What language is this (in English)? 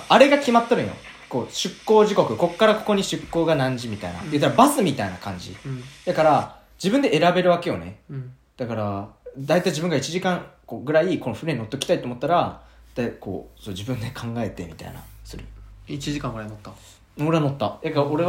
Japanese